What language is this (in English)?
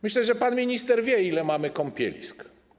Polish